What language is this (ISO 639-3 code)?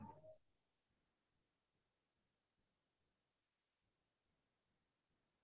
asm